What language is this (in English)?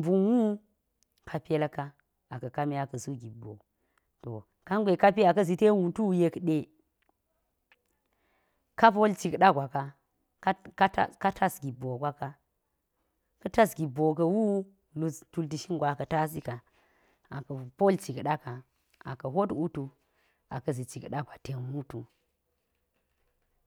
Geji